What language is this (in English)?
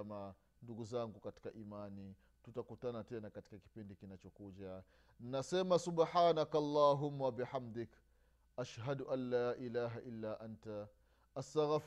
Swahili